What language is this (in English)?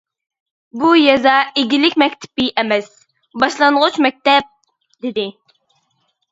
Uyghur